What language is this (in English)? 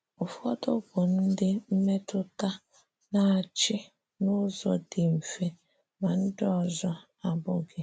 Igbo